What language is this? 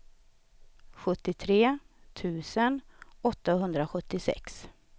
Swedish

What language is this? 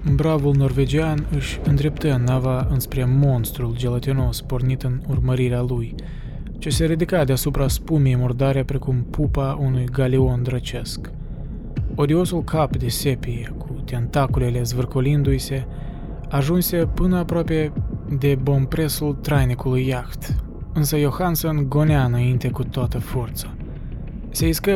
Romanian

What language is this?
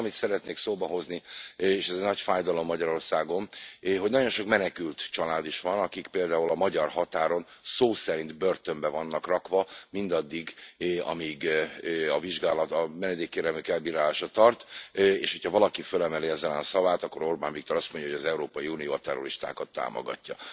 Hungarian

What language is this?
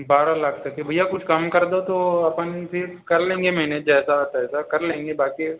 Hindi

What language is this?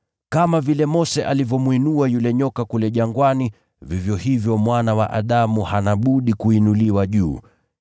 Swahili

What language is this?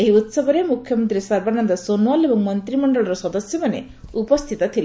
Odia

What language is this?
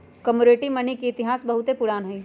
Magahi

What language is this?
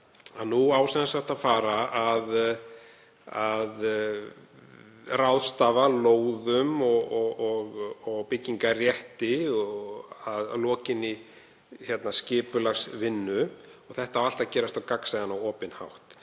Icelandic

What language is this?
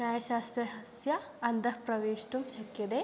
Sanskrit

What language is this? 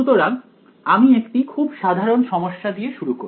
Bangla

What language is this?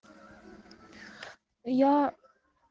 Russian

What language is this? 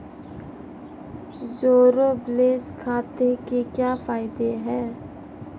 Hindi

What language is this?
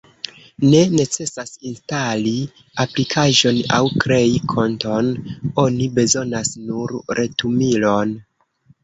Esperanto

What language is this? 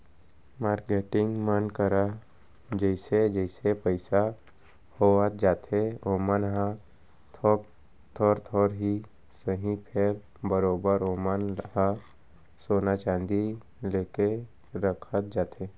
Chhattisgarhi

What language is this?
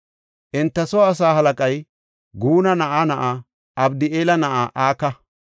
Gofa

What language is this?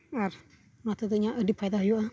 Santali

